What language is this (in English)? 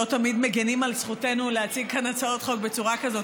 Hebrew